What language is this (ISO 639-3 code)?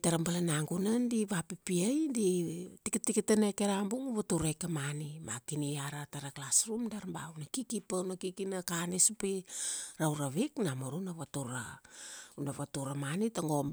ksd